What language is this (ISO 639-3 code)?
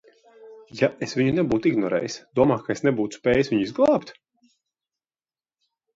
lav